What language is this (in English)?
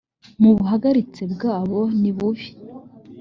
Kinyarwanda